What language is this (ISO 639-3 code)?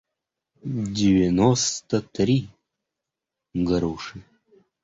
rus